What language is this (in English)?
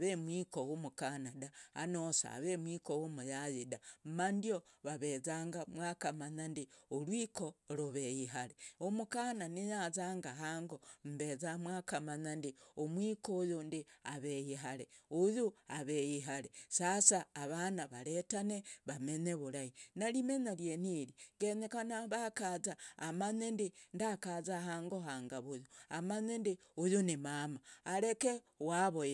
Logooli